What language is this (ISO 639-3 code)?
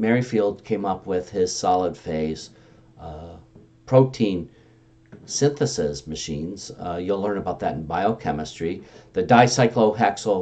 eng